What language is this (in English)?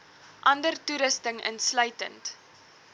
Afrikaans